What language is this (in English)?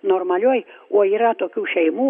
Lithuanian